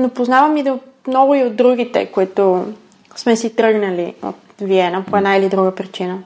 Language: Bulgarian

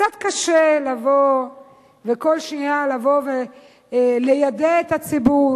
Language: Hebrew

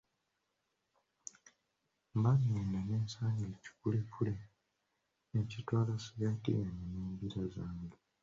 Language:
Ganda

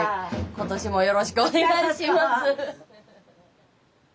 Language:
Japanese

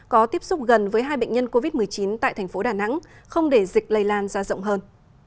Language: Vietnamese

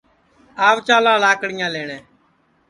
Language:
Sansi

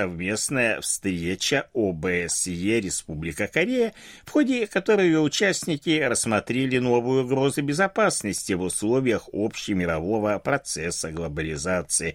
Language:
Russian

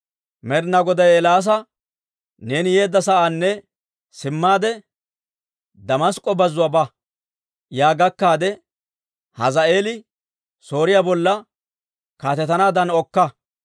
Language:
Dawro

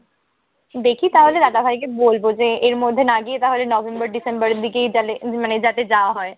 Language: Bangla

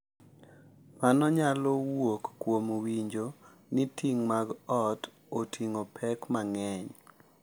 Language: Luo (Kenya and Tanzania)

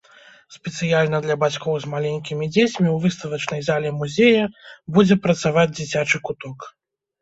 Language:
Belarusian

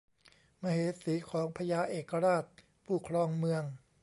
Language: Thai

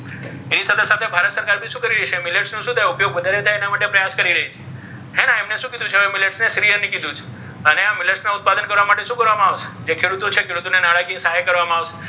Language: Gujarati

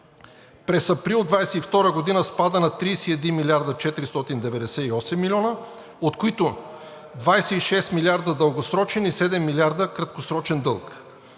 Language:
Bulgarian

